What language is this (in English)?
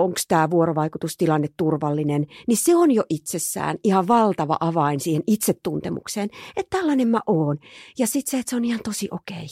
Finnish